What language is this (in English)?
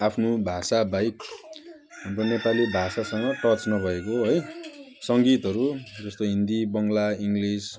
Nepali